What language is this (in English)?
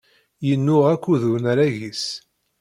Kabyle